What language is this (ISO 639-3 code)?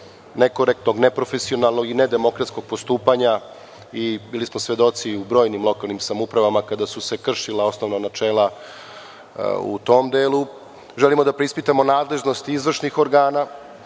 srp